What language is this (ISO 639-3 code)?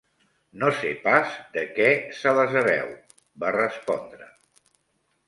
cat